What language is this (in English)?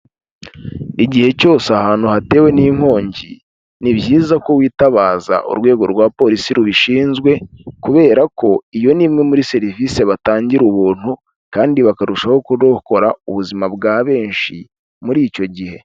Kinyarwanda